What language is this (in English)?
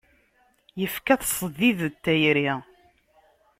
Kabyle